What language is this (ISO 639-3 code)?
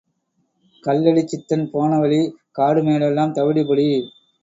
tam